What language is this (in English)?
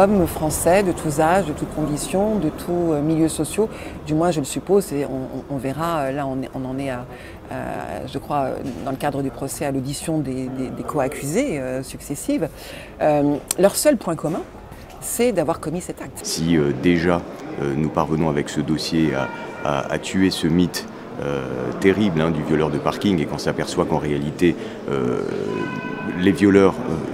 French